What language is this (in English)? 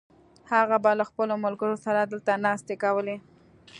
Pashto